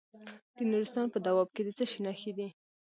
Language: Pashto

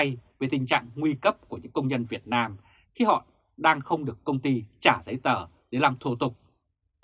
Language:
Vietnamese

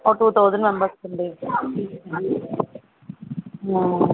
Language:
Telugu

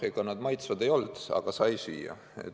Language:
Estonian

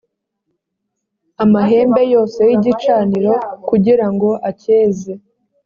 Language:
Kinyarwanda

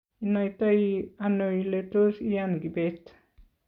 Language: Kalenjin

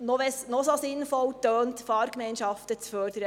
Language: Swiss German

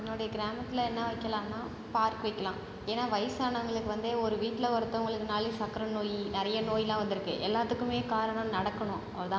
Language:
Tamil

